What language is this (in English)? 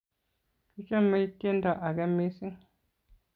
Kalenjin